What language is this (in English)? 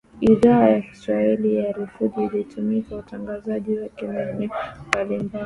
Swahili